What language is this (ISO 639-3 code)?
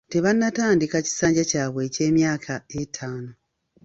lug